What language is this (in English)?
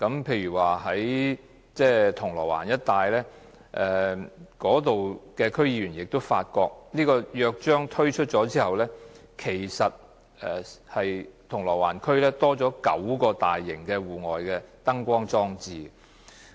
Cantonese